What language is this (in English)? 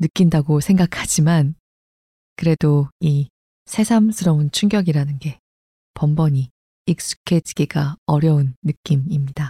Korean